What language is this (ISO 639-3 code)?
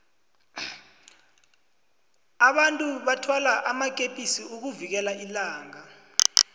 nbl